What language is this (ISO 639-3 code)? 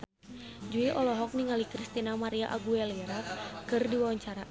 sun